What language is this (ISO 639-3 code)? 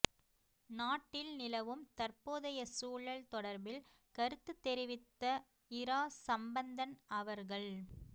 tam